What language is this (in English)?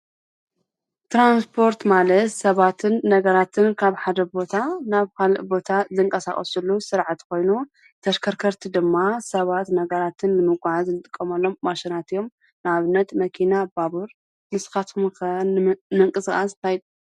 Tigrinya